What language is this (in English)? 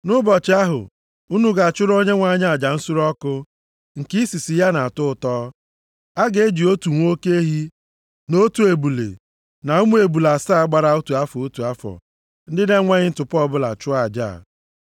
Igbo